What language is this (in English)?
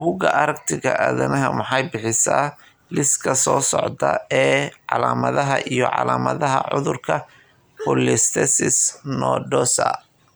Somali